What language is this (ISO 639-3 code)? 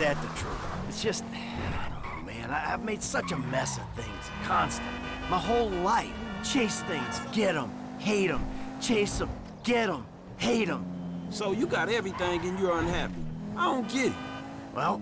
pol